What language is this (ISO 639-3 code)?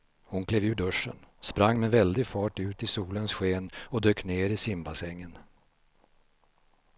swe